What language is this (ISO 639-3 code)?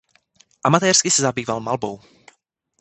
ces